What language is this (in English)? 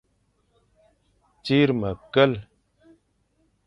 Fang